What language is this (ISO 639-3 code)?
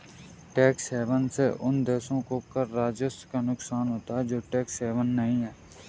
hin